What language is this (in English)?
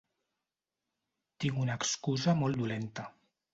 Catalan